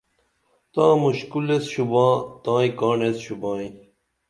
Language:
Dameli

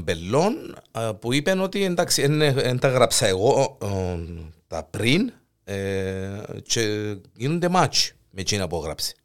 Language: Greek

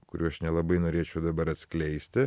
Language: Lithuanian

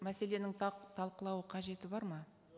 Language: Kazakh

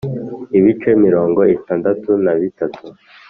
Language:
Kinyarwanda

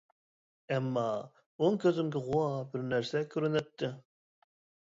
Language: Uyghur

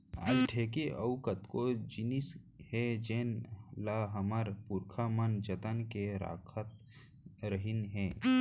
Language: Chhattisgarhi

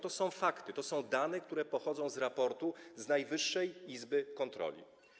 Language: Polish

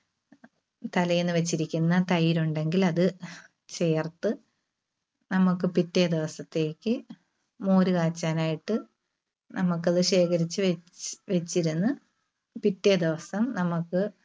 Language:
Malayalam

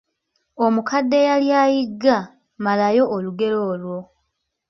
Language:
Ganda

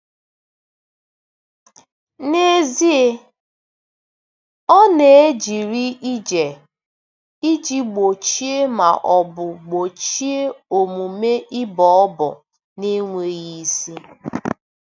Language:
Igbo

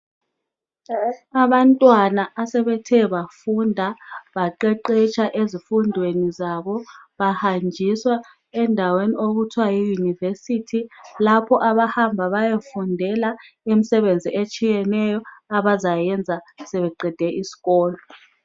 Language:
North Ndebele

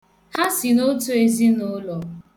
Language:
Igbo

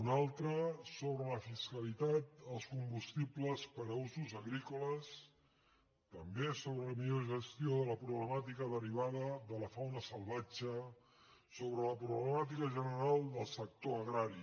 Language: Catalan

